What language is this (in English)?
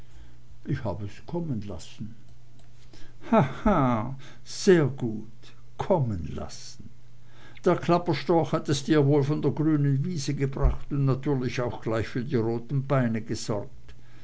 German